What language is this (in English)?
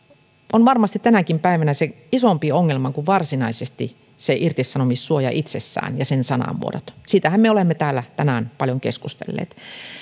Finnish